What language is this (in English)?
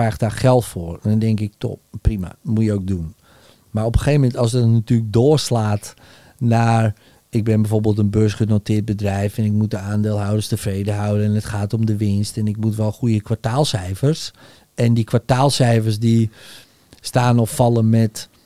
Dutch